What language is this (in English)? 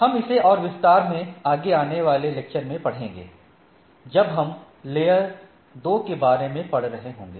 Hindi